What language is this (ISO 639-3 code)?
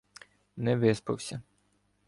ukr